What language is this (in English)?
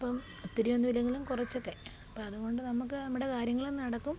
Malayalam